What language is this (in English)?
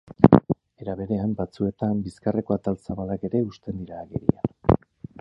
Basque